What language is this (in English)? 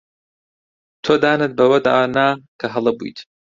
Central Kurdish